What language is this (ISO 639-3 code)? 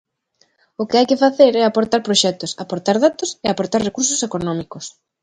glg